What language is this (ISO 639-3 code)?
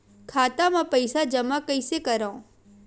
hne